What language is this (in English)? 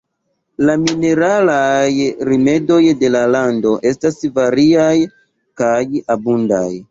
Esperanto